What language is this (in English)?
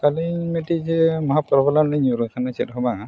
Santali